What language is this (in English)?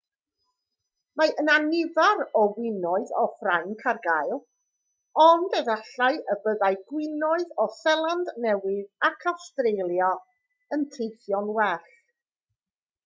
Welsh